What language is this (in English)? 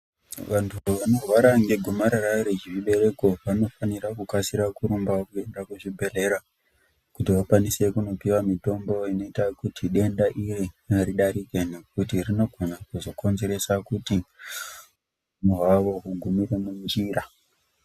Ndau